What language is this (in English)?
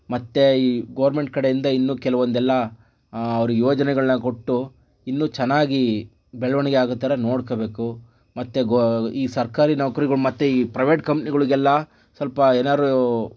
Kannada